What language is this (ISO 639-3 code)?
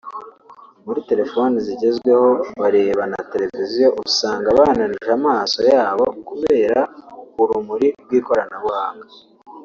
kin